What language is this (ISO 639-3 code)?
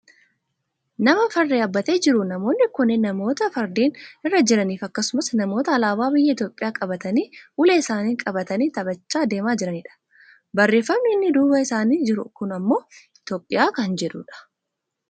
orm